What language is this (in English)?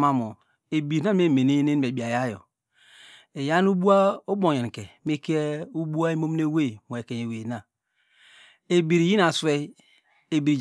Degema